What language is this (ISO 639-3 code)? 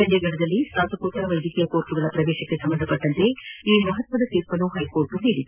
kan